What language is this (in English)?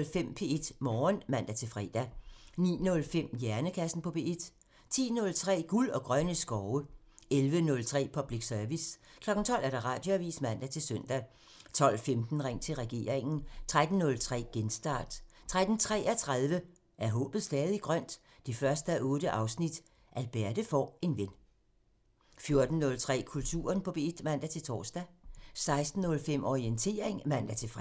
Danish